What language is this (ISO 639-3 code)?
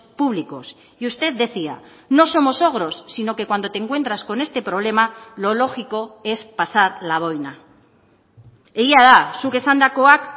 spa